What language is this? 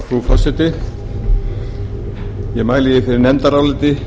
Icelandic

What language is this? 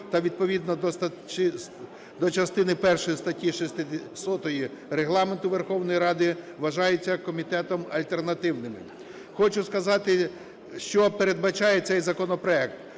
Ukrainian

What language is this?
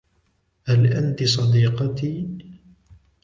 Arabic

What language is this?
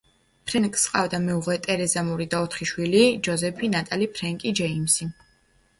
Georgian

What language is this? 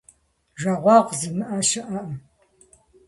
Kabardian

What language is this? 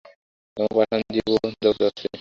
Bangla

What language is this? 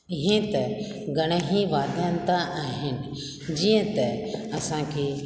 Sindhi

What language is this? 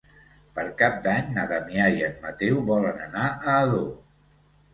Catalan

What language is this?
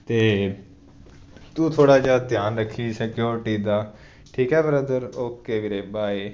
Punjabi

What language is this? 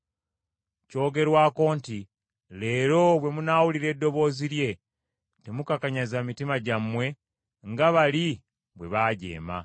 Ganda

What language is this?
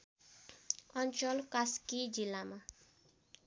Nepali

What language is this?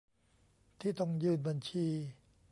Thai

